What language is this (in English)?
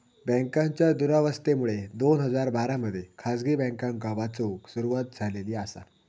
Marathi